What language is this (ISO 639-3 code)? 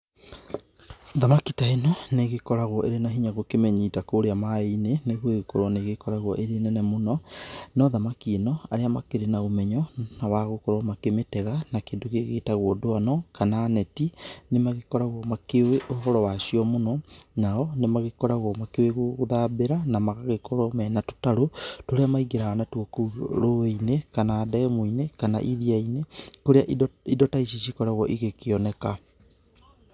kik